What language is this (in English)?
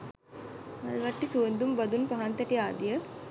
Sinhala